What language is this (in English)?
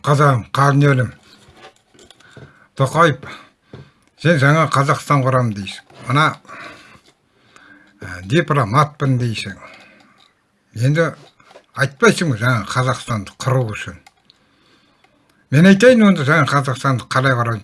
Turkish